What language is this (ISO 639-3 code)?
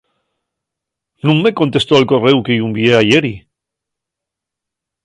ast